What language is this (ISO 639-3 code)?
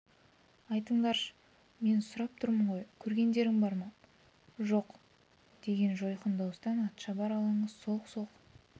kaz